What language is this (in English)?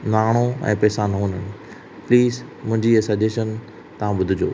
Sindhi